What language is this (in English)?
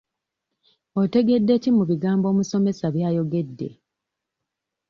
Ganda